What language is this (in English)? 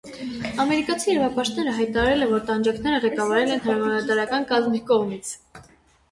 Armenian